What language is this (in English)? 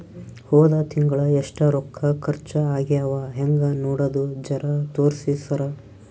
Kannada